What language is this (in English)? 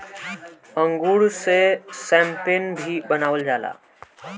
Bhojpuri